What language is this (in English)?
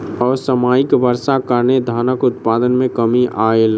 Maithili